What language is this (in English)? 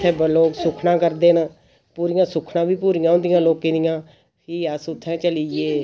Dogri